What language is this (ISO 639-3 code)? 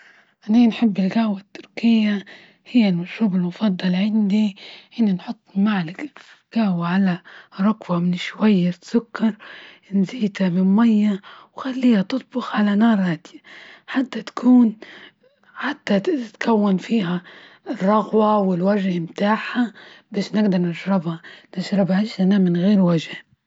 ayl